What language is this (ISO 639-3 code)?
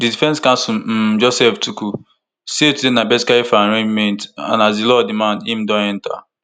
pcm